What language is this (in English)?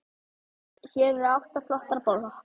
Icelandic